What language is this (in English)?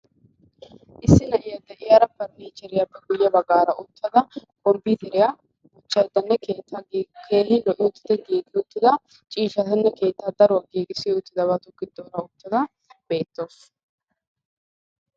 Wolaytta